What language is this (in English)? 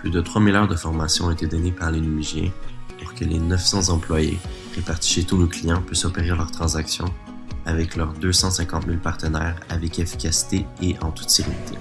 French